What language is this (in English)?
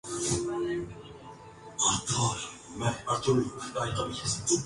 Urdu